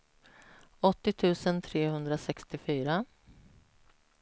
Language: Swedish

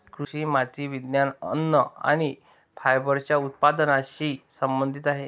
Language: Marathi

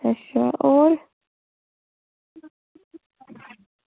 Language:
Dogri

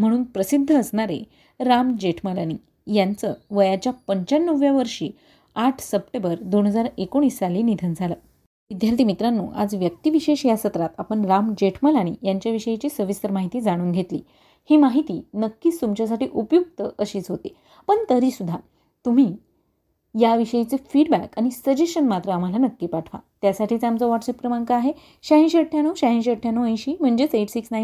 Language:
Marathi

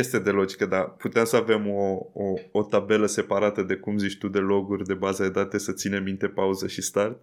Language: Romanian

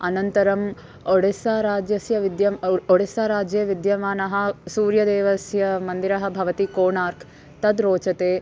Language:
Sanskrit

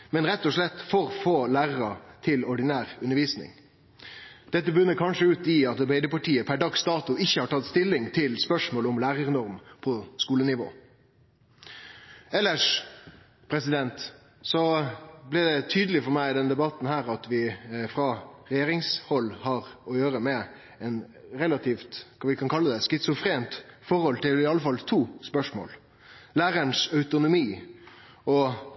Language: Norwegian Nynorsk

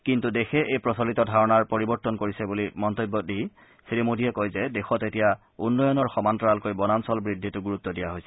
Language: Assamese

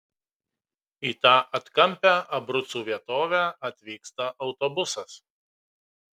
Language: Lithuanian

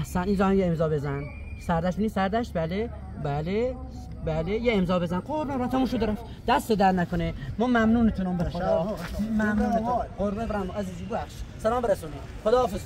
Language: Persian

